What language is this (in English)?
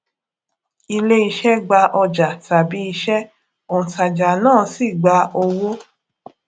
Yoruba